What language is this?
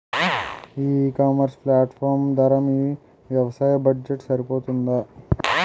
Telugu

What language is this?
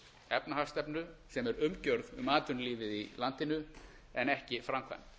Icelandic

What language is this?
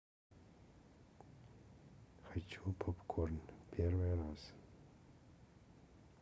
Russian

